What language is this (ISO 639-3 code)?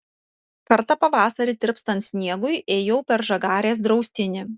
lit